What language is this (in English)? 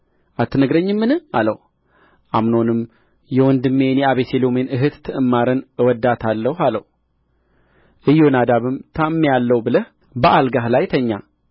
Amharic